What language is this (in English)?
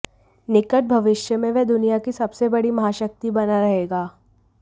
Hindi